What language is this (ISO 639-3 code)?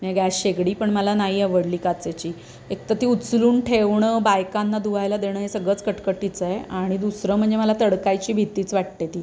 mar